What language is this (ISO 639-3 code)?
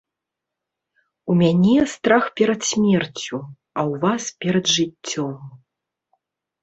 bel